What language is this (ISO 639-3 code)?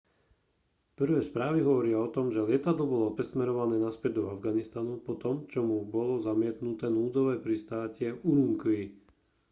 slk